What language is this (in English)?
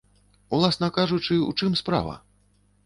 Belarusian